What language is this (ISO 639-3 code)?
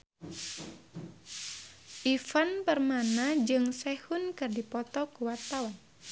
sun